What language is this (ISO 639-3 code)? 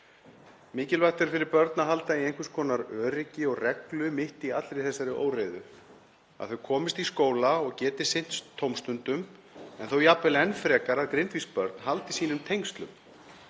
isl